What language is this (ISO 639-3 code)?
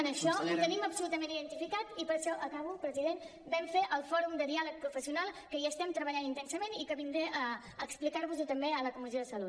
cat